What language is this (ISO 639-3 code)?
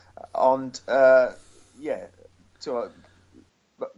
cym